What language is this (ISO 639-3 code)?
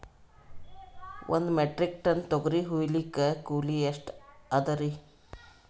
kan